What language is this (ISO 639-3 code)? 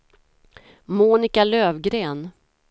swe